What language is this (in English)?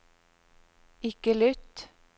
Norwegian